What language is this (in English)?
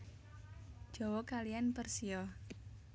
Javanese